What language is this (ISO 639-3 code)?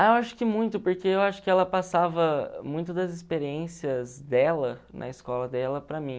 por